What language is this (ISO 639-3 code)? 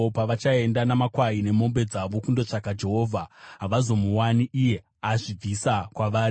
sna